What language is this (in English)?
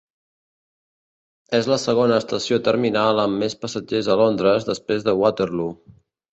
Catalan